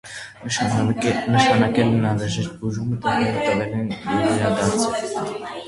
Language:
Armenian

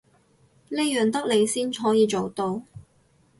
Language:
Cantonese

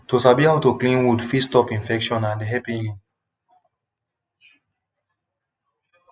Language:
Nigerian Pidgin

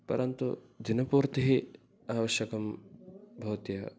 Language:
Sanskrit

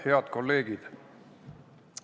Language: Estonian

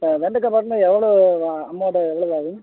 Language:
Tamil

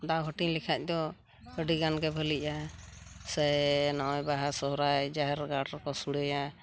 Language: Santali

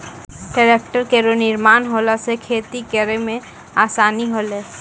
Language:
Maithili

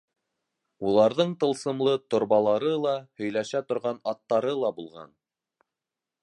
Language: Bashkir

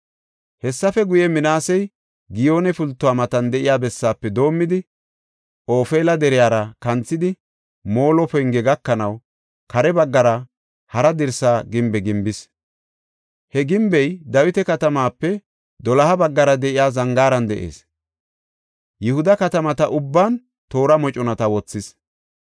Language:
Gofa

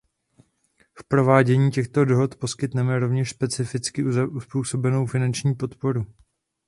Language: Czech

